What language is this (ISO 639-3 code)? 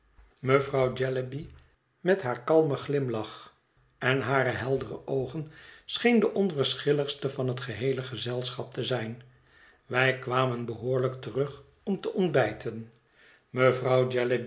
nld